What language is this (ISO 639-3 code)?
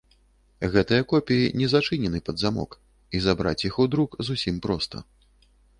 bel